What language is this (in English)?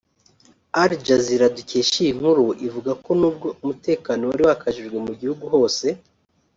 Kinyarwanda